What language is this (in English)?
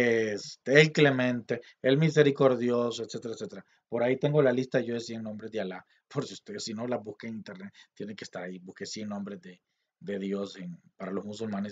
Spanish